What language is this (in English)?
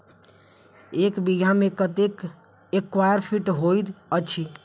Maithili